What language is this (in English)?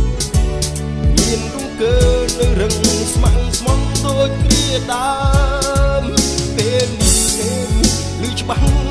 Thai